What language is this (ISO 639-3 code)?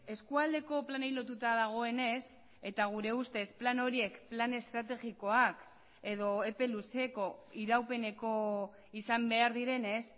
eus